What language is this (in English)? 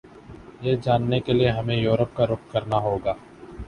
Urdu